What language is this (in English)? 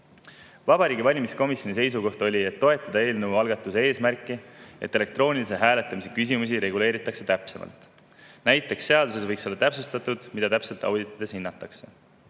Estonian